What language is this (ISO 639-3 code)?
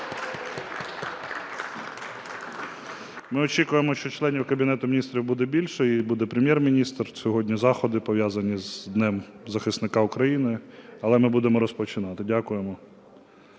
ukr